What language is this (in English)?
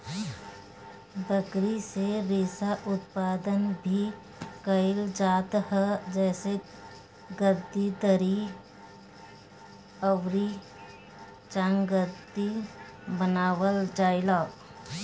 Bhojpuri